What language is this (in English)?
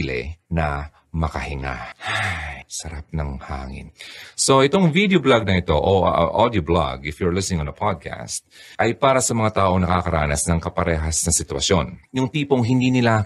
Filipino